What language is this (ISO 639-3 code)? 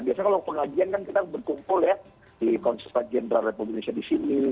ind